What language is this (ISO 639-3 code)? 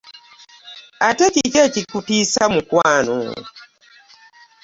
lug